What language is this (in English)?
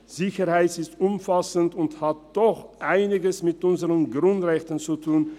Swiss German